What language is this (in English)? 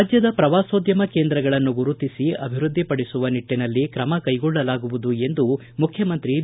Kannada